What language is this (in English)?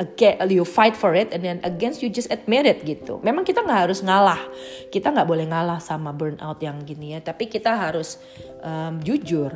Indonesian